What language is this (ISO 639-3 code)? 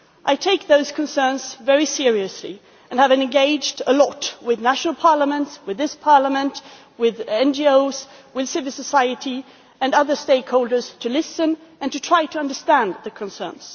eng